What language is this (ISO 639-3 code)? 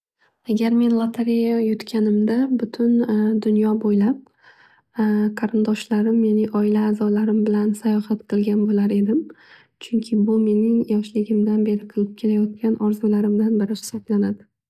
uzb